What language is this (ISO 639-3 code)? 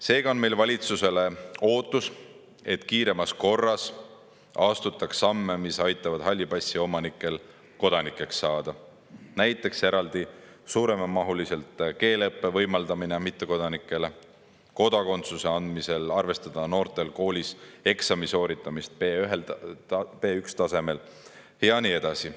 est